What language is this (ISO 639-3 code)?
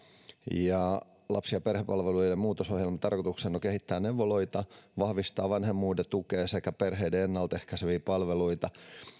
fin